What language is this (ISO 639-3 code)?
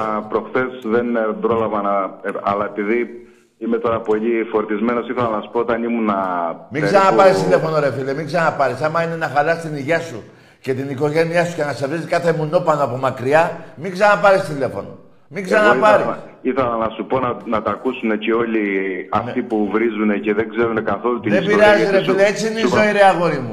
ell